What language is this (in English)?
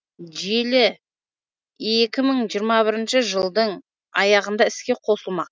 Kazakh